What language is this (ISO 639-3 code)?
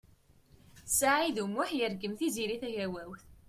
kab